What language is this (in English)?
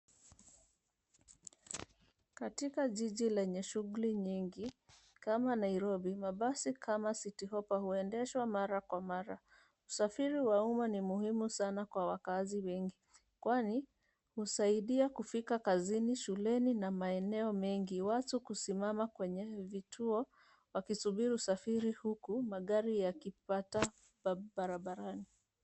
Swahili